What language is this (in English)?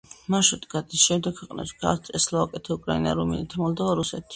Georgian